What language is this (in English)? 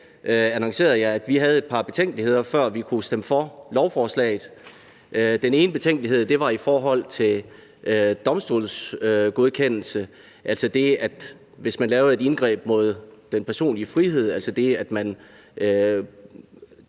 Danish